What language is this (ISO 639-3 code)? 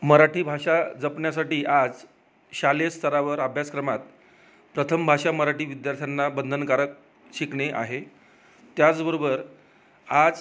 mar